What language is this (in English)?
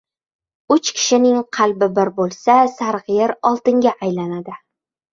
Uzbek